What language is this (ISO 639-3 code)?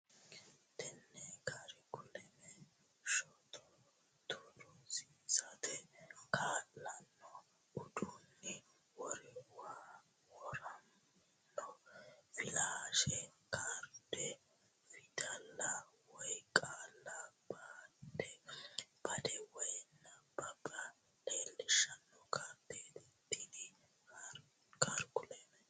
sid